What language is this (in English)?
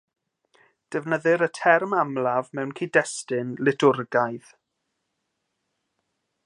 Welsh